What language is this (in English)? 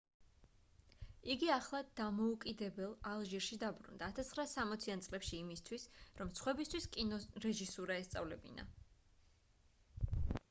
Georgian